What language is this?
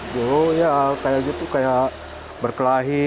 Indonesian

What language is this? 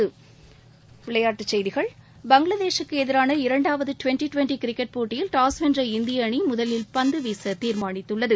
Tamil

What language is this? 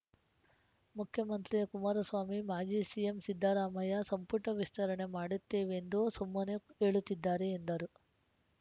Kannada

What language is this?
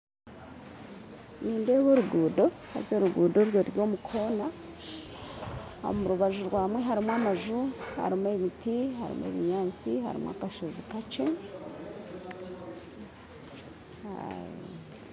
Nyankole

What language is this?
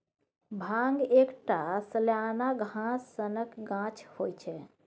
Maithili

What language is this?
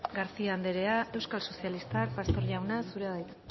Basque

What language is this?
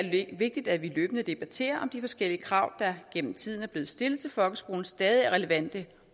Danish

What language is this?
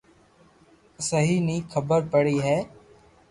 Loarki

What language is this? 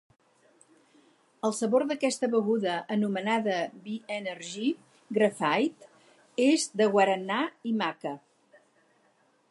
Catalan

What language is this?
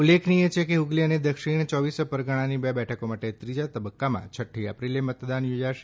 Gujarati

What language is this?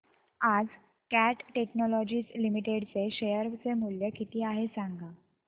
Marathi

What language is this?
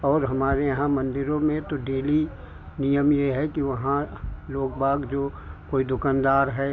Hindi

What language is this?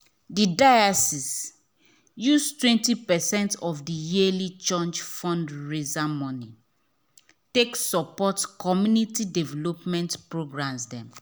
Nigerian Pidgin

